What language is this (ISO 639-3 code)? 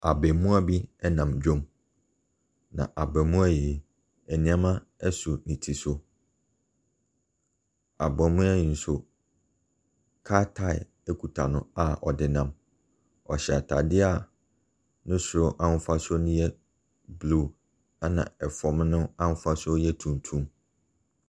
aka